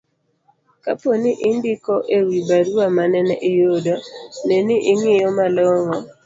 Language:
Luo (Kenya and Tanzania)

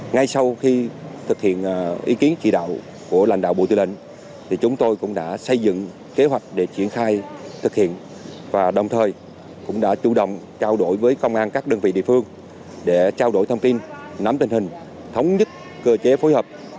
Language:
Vietnamese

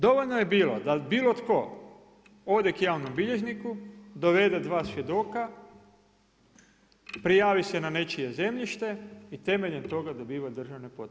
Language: Croatian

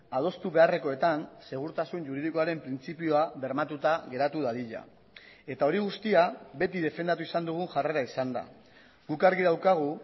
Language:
Basque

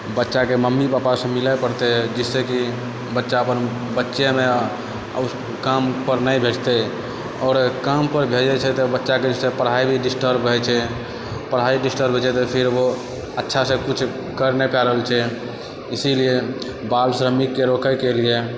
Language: Maithili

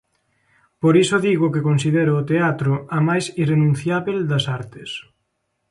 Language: Galician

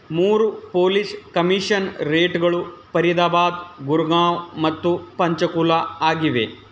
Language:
Kannada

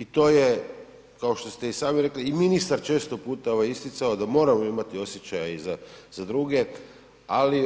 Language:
Croatian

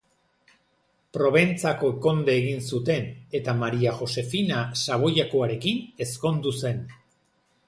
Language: Basque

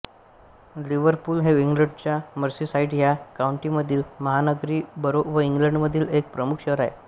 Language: Marathi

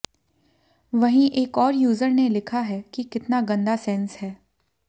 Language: Hindi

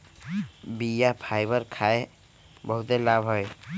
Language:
Magahi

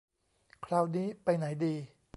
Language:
Thai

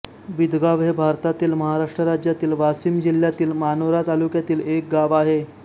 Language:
Marathi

